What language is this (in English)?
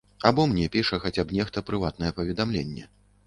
Belarusian